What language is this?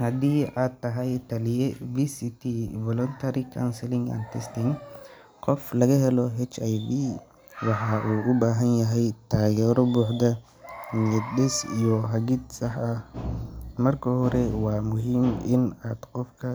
Somali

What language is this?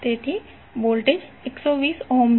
Gujarati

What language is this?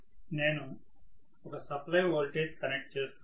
Telugu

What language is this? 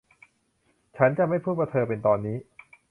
Thai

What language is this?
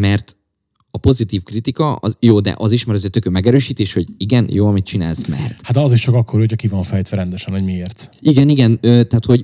Hungarian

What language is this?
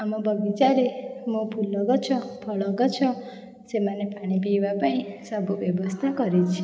Odia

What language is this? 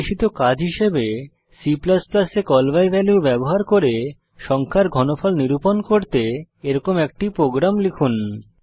Bangla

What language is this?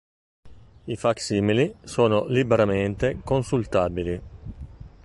Italian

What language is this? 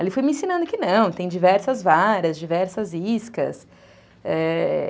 Portuguese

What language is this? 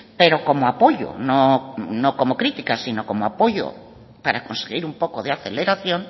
Spanish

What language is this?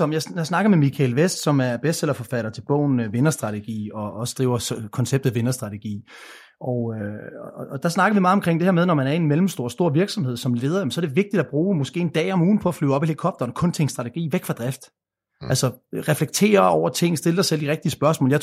Danish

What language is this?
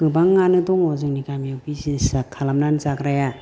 Bodo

